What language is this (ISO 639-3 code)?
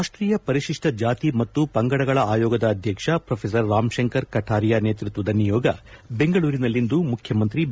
kan